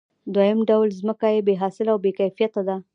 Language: Pashto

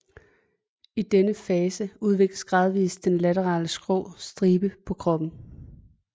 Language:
Danish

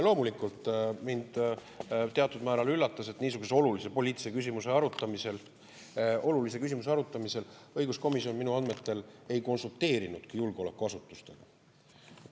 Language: Estonian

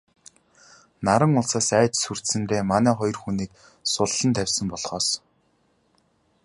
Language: Mongolian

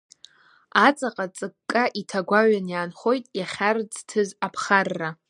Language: Abkhazian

